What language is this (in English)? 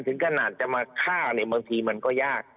Thai